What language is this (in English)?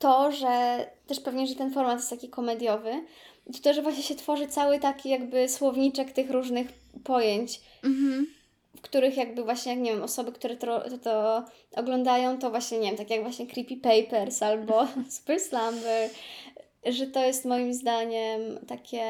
Polish